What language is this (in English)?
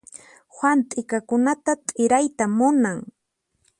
Puno Quechua